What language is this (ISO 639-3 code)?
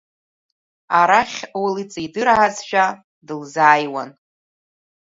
abk